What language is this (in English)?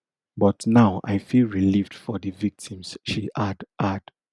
Nigerian Pidgin